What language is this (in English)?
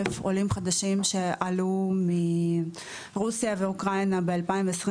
Hebrew